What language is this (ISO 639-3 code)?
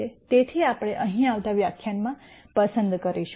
guj